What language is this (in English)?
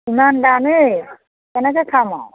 Assamese